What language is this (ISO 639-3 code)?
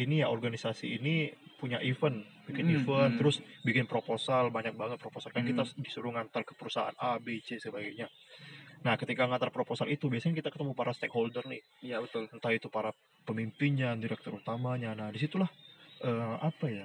ind